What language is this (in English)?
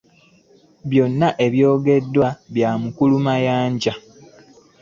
Ganda